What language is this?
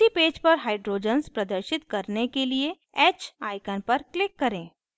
Hindi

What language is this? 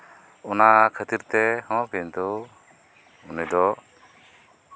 Santali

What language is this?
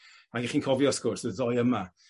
Welsh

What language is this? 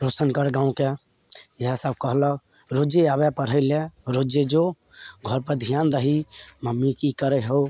Maithili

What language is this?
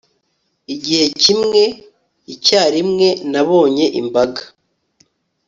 Kinyarwanda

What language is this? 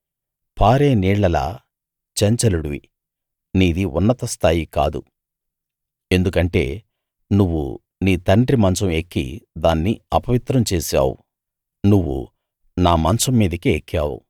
Telugu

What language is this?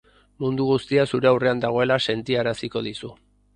Basque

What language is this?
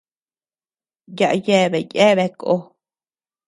Tepeuxila Cuicatec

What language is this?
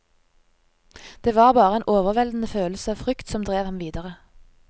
Norwegian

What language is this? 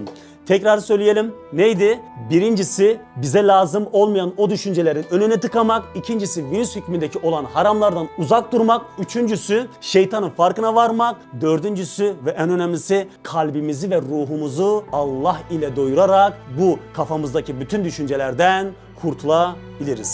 Turkish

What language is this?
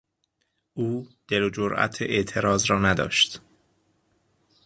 Persian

